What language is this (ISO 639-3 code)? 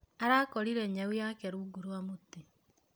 kik